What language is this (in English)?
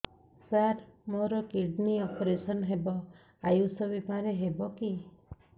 Odia